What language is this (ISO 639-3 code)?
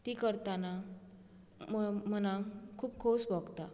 kok